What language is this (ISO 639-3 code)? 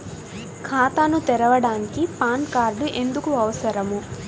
tel